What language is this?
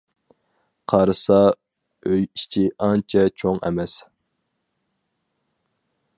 Uyghur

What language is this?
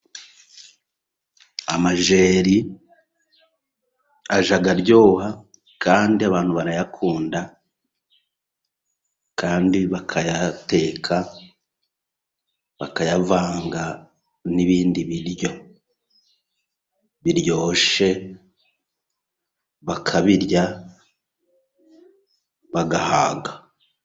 Kinyarwanda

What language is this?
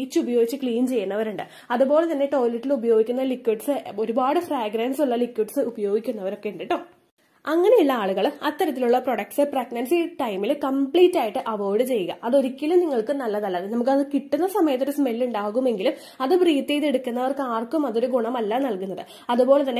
Malayalam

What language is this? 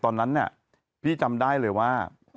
Thai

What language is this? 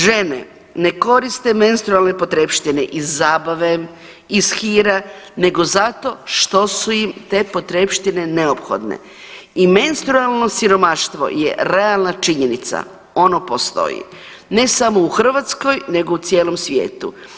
Croatian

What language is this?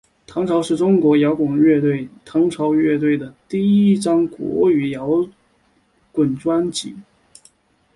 Chinese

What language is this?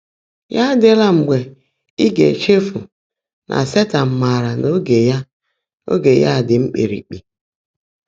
Igbo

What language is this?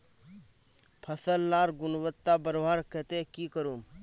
Magahi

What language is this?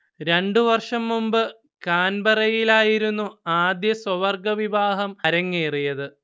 Malayalam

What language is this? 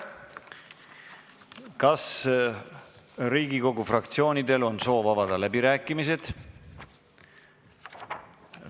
Estonian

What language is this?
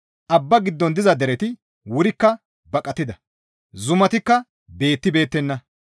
Gamo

